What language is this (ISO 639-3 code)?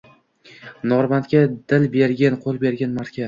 uzb